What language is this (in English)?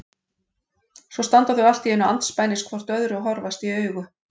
Icelandic